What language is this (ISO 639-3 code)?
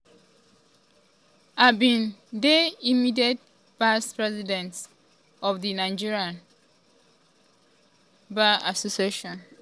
pcm